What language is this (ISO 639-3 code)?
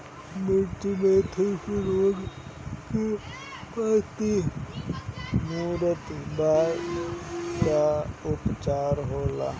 bho